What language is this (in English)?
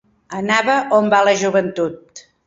Catalan